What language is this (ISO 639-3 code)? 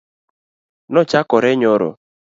luo